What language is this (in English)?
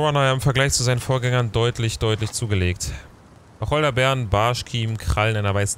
German